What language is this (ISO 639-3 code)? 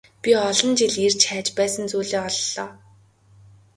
mon